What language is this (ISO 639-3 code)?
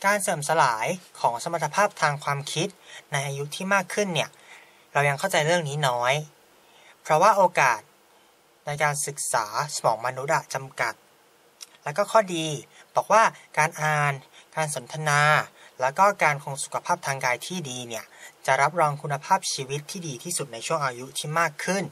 tha